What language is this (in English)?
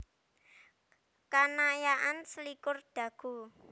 Javanese